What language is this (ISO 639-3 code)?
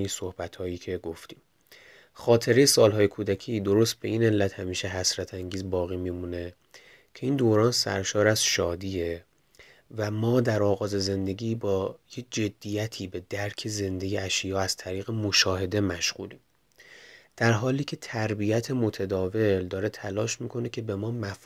fas